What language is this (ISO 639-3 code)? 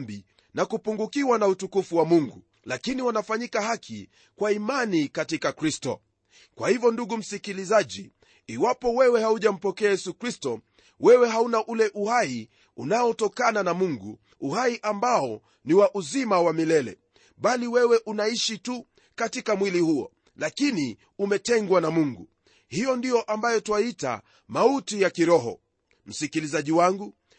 swa